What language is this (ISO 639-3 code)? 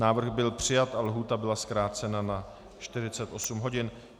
ces